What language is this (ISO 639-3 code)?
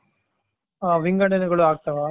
kan